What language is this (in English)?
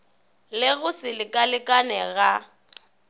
Northern Sotho